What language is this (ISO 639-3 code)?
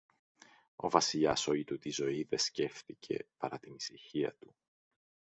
ell